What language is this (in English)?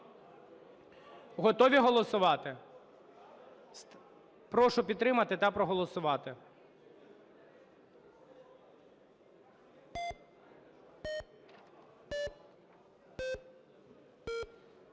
Ukrainian